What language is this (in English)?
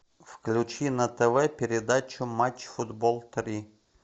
Russian